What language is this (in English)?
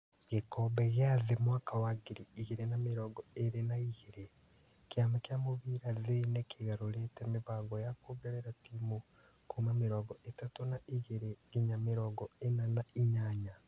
Kikuyu